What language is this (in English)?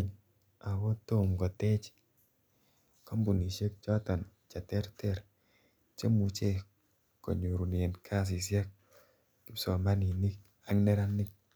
Kalenjin